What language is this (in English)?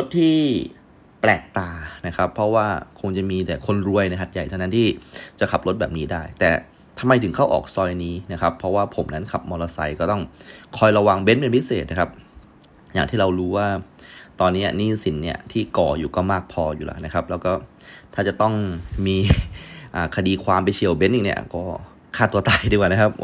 Thai